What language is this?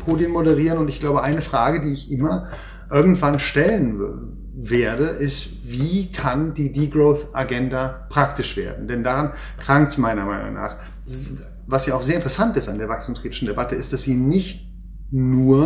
German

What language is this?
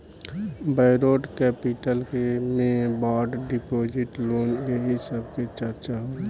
Bhojpuri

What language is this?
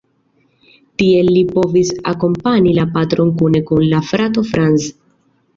Esperanto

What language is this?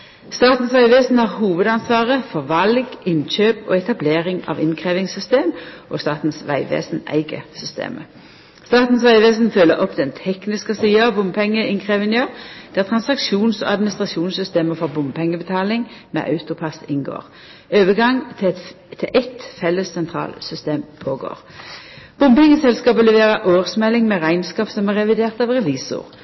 Norwegian Nynorsk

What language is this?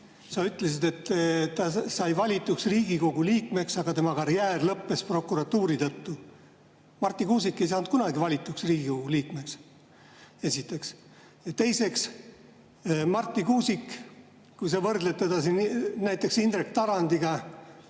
Estonian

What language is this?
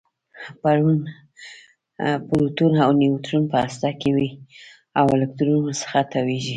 Pashto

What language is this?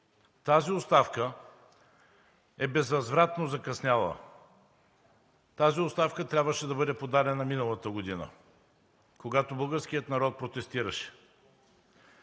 Bulgarian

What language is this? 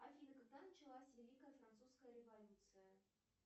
Russian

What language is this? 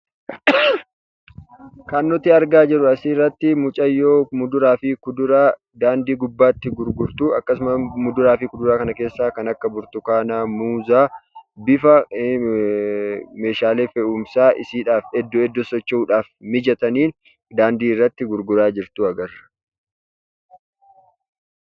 Oromo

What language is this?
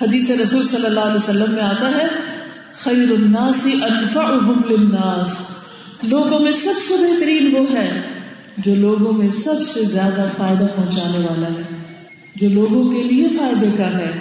Urdu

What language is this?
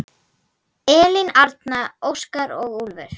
Icelandic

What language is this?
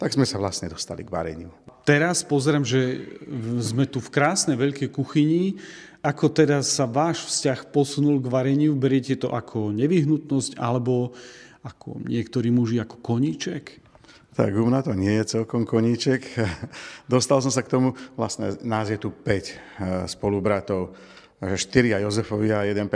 Slovak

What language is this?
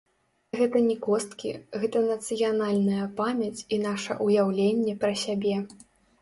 Belarusian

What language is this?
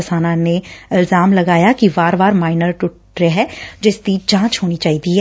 Punjabi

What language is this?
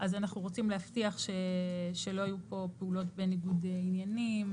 Hebrew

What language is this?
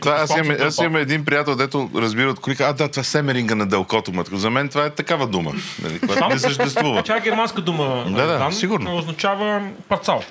Bulgarian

